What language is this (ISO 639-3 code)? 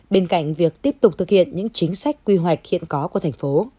vie